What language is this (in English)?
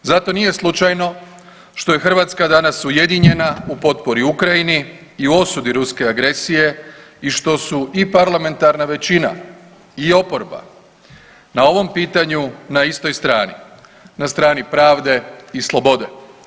Croatian